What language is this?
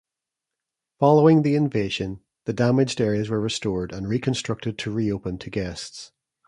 English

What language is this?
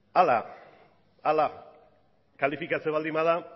Basque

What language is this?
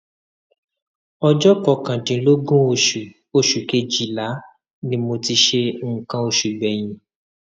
Yoruba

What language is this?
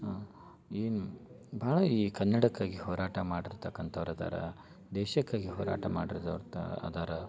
Kannada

